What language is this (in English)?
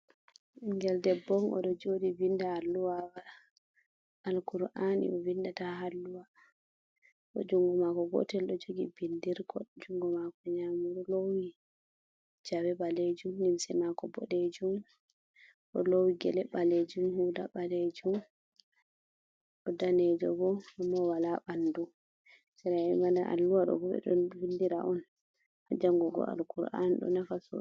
Fula